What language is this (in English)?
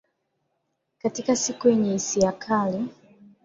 Swahili